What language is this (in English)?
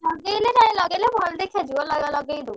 Odia